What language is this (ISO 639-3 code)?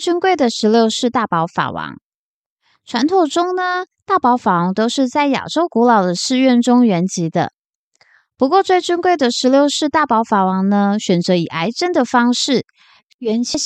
zho